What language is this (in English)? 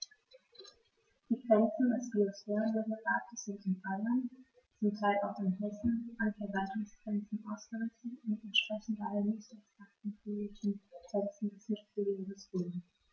German